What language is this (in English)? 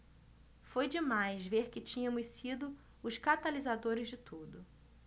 Portuguese